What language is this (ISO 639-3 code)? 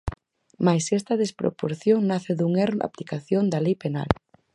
glg